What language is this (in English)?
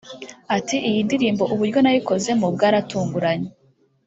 Kinyarwanda